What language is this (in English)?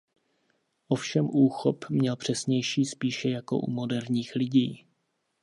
Czech